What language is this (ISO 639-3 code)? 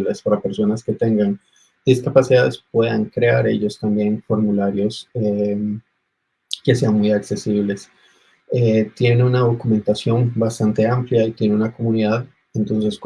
spa